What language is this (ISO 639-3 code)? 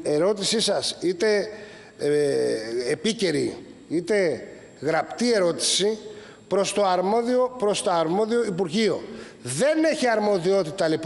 ell